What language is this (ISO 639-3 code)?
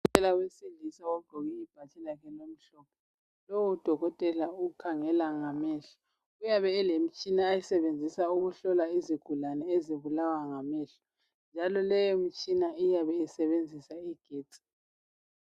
nde